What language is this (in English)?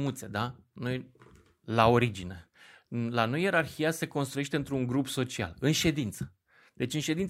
Romanian